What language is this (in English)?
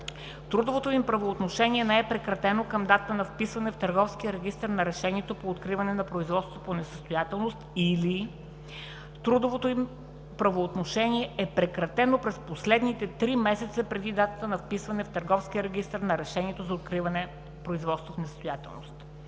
Bulgarian